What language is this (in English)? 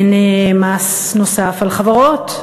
Hebrew